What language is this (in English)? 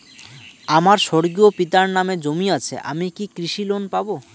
Bangla